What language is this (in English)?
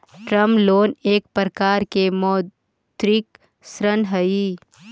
Magahi